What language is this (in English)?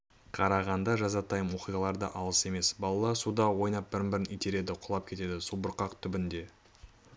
Kazakh